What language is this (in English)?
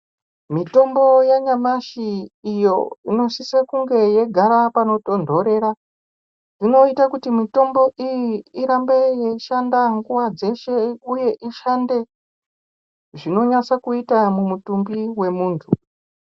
Ndau